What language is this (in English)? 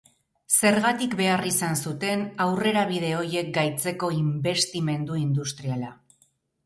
Basque